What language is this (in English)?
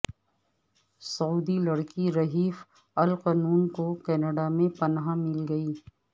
Urdu